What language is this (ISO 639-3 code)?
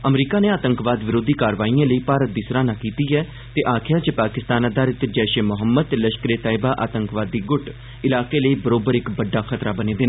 doi